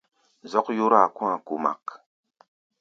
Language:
Gbaya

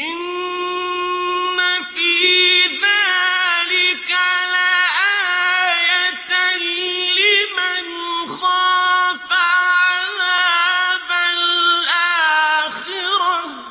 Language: Arabic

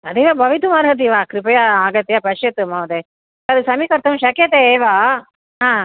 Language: Sanskrit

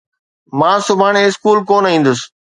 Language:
Sindhi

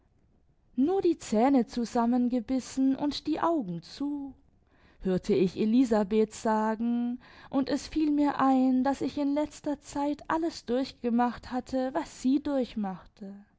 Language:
German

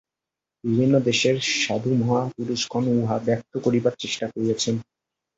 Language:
Bangla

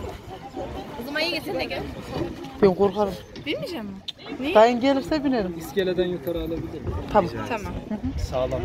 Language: Turkish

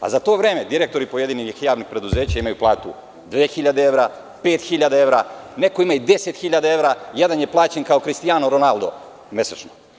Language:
Serbian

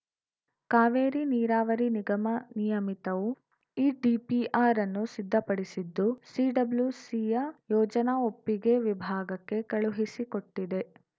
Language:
Kannada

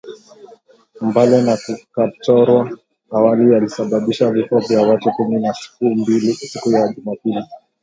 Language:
Swahili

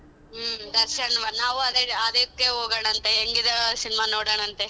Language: Kannada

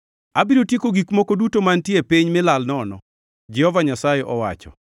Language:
Luo (Kenya and Tanzania)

